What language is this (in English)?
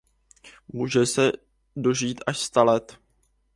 Czech